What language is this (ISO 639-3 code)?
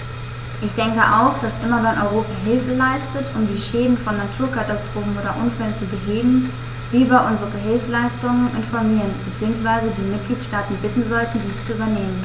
deu